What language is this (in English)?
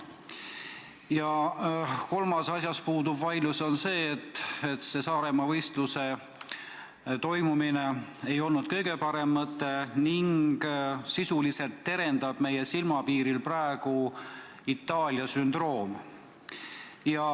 Estonian